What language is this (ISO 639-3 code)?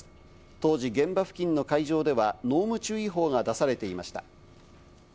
jpn